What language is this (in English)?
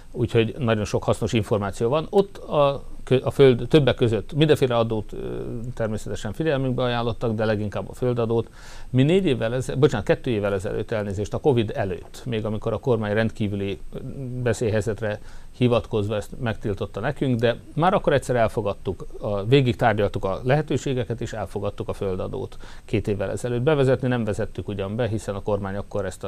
Hungarian